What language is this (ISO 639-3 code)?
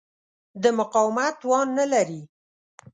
pus